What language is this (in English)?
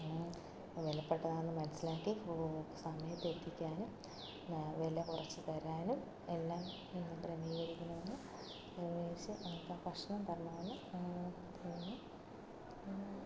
Malayalam